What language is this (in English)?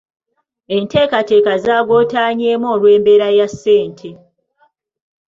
Ganda